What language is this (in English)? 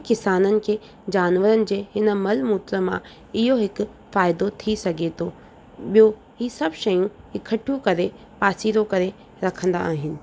Sindhi